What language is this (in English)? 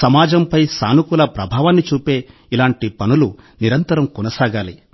Telugu